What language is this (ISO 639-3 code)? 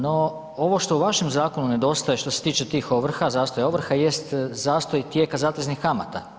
hrv